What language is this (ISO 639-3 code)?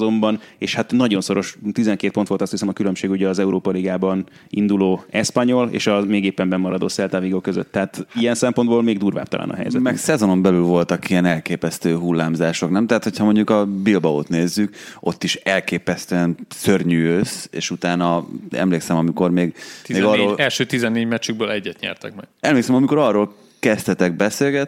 hun